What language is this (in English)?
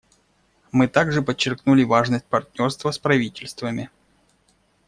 Russian